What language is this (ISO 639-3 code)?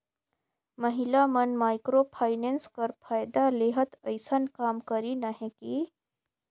hne